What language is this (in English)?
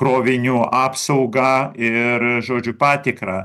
Lithuanian